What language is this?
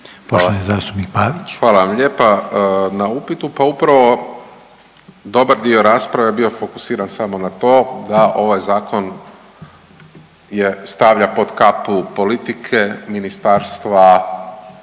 Croatian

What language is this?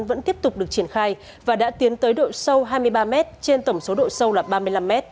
Vietnamese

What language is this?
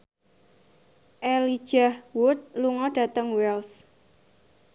Javanese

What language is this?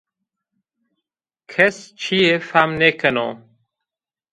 Zaza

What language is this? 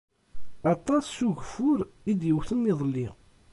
Kabyle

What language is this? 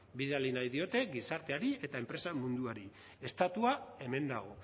Basque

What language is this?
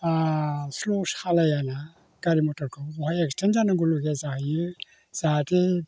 Bodo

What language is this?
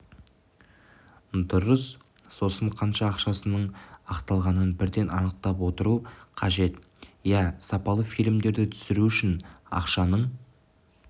Kazakh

